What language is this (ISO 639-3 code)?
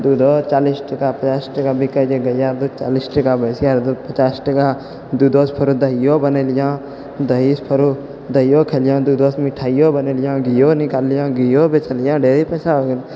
mai